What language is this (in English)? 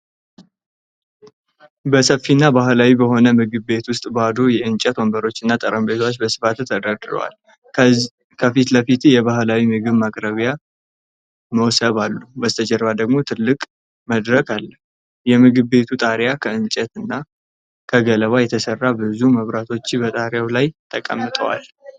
Amharic